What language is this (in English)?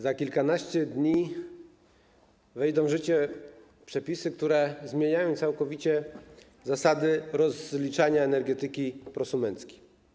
Polish